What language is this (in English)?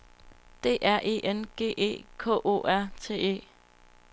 Danish